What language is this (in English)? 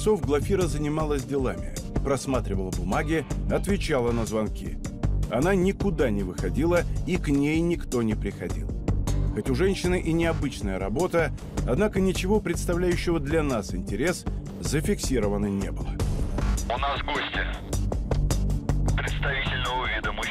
Russian